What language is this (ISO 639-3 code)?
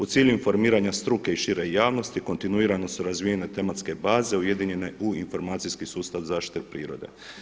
hrv